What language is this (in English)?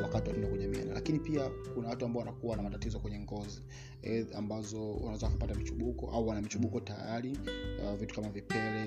Swahili